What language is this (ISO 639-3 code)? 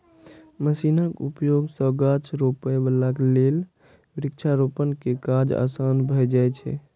mai